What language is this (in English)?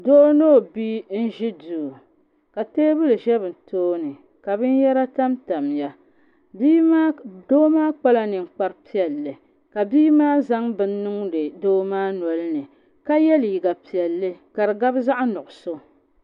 Dagbani